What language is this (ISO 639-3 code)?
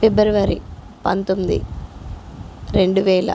tel